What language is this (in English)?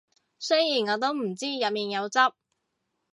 Cantonese